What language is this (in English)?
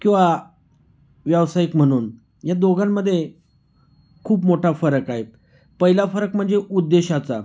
Marathi